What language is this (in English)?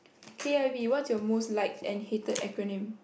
English